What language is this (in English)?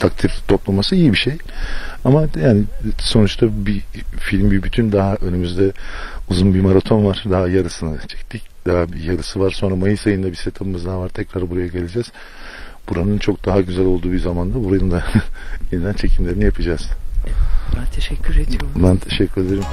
Turkish